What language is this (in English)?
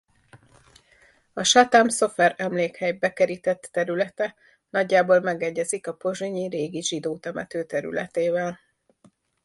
Hungarian